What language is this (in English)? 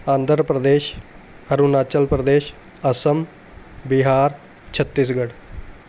Punjabi